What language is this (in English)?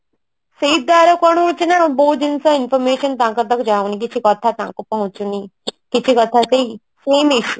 Odia